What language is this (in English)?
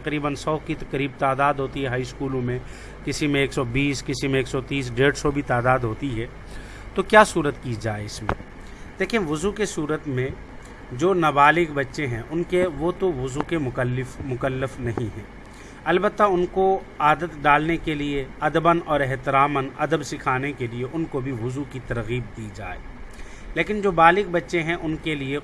Urdu